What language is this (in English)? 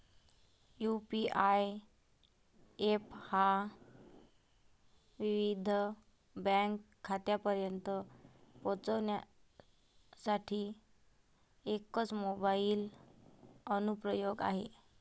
Marathi